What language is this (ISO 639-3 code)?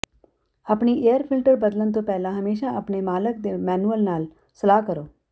pan